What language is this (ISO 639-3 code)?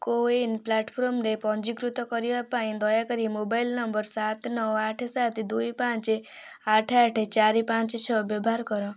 ori